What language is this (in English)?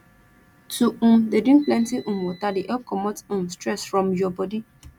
Nigerian Pidgin